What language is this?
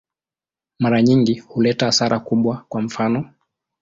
Swahili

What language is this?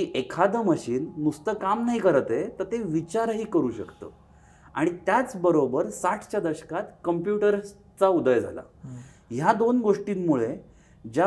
Marathi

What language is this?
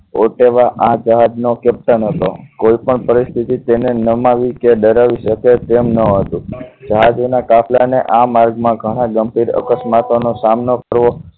Gujarati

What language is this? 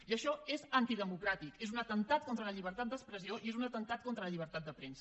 Catalan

